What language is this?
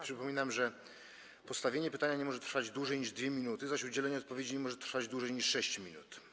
Polish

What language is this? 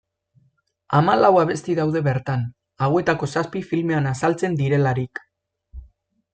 Basque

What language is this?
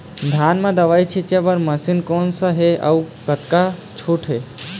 Chhattisgarhi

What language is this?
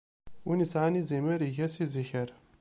Kabyle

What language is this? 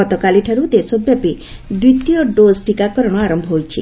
Odia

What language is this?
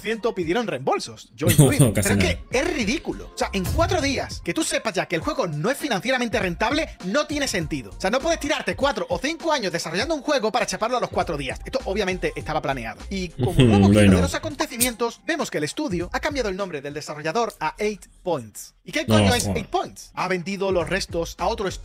Spanish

